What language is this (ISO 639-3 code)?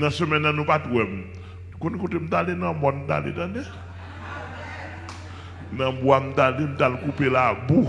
fra